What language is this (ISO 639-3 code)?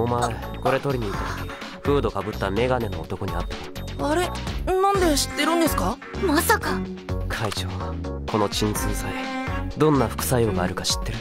jpn